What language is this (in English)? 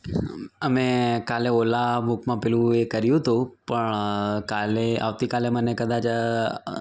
Gujarati